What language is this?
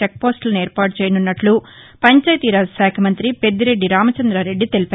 Telugu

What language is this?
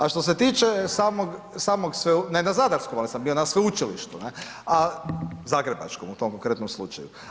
Croatian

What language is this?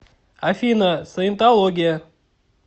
Russian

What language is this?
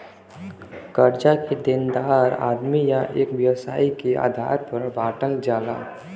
Bhojpuri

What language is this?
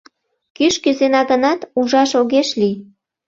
Mari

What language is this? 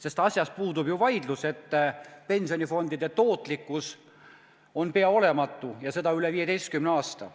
Estonian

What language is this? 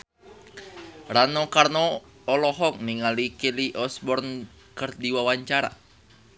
Sundanese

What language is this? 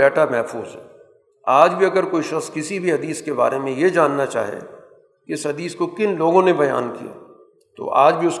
Urdu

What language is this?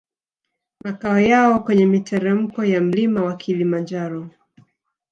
Swahili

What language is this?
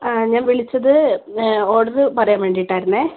Malayalam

